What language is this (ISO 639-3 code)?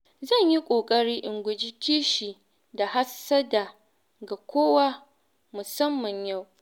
hau